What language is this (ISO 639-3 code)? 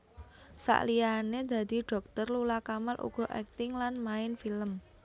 jav